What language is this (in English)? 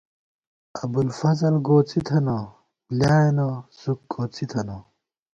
Gawar-Bati